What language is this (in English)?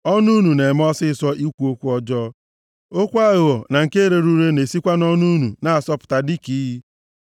Igbo